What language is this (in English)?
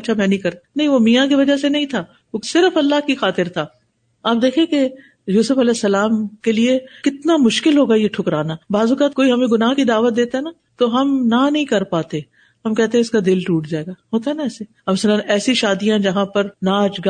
Urdu